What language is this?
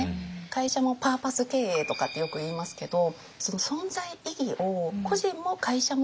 Japanese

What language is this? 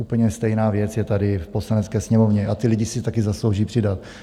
Czech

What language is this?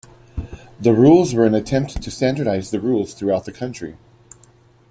English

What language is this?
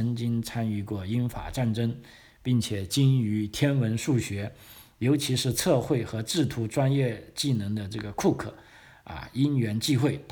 Chinese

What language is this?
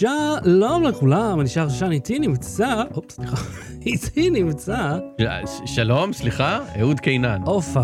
Hebrew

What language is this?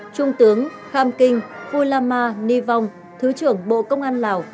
Vietnamese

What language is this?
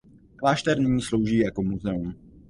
Czech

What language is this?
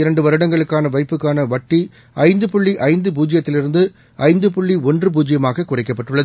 Tamil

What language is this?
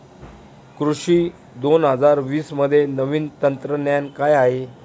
Marathi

